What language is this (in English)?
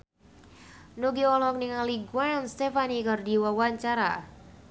Sundanese